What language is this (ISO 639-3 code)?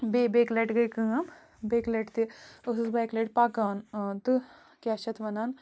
kas